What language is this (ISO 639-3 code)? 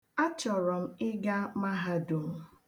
ibo